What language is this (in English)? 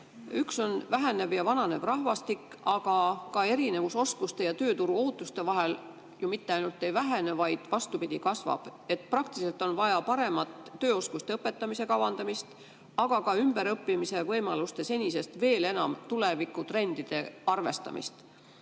Estonian